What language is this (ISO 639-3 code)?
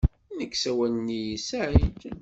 kab